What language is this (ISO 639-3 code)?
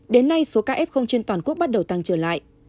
vie